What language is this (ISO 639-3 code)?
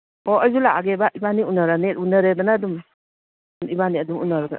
mni